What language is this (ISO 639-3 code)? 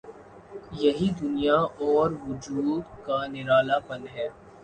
urd